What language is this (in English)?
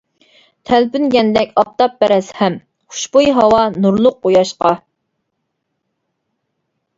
Uyghur